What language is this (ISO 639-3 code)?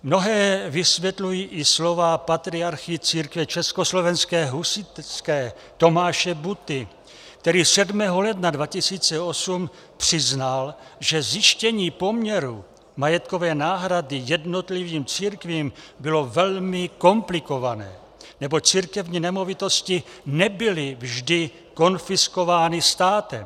ces